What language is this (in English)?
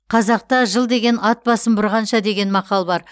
Kazakh